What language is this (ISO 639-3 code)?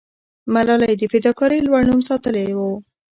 pus